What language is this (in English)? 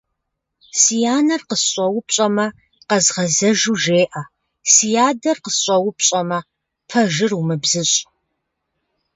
Kabardian